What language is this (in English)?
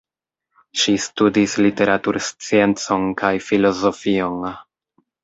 Esperanto